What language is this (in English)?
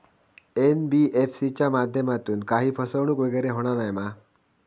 Marathi